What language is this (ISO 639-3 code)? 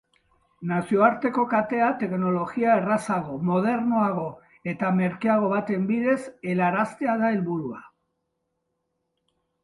eus